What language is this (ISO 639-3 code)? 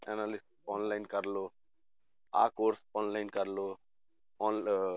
pan